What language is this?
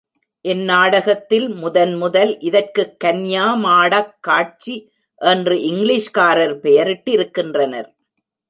Tamil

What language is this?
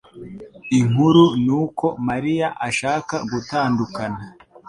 Kinyarwanda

